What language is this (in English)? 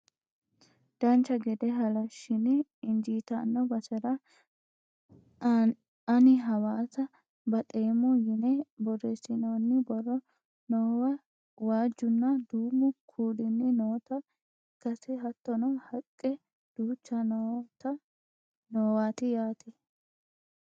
Sidamo